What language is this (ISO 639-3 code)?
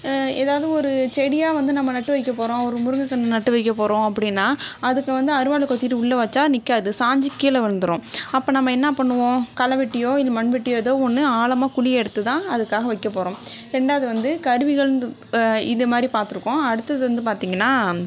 tam